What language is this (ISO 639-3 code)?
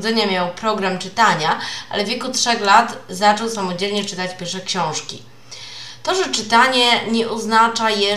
pol